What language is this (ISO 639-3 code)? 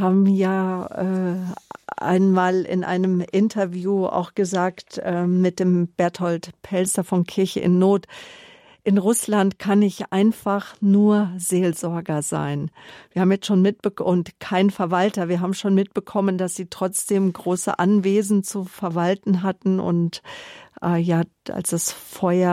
deu